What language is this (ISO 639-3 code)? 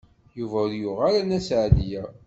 kab